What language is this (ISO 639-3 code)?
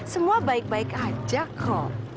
ind